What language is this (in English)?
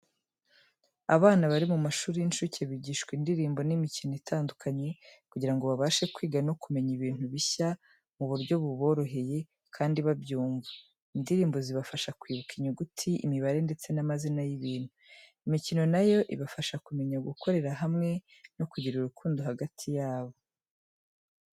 Kinyarwanda